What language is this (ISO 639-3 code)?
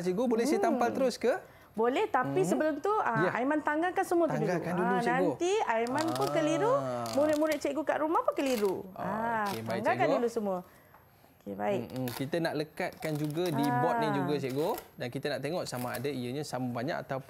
msa